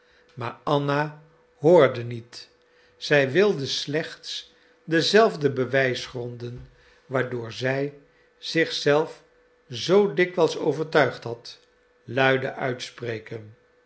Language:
Dutch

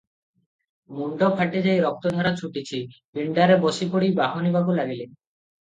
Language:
Odia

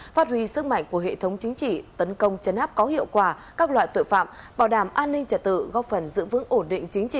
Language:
Vietnamese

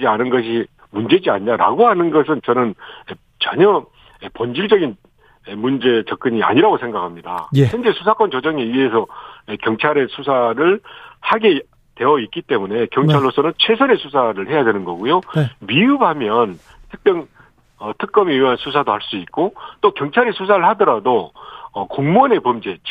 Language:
Korean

